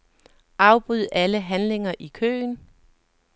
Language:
Danish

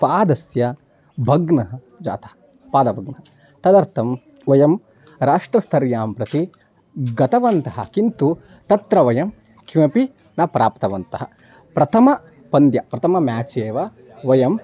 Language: Sanskrit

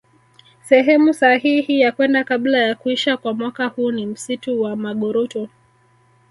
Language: Swahili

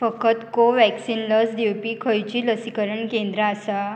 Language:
Konkani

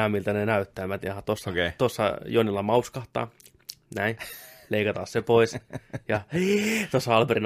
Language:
Finnish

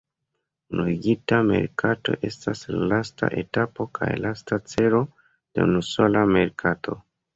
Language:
Esperanto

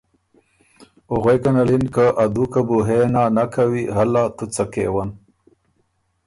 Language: Ormuri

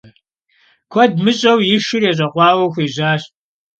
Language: Kabardian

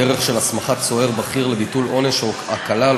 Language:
Hebrew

